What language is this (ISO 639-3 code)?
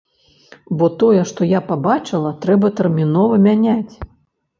bel